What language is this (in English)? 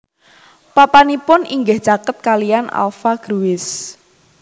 Javanese